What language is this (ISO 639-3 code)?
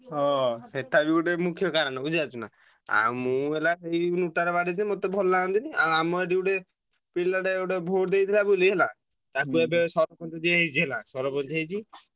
ori